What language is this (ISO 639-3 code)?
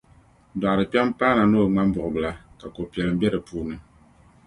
dag